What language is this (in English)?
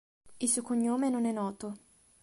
Italian